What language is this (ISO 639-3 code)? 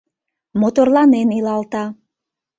chm